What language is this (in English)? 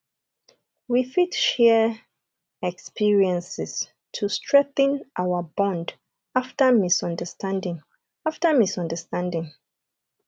Nigerian Pidgin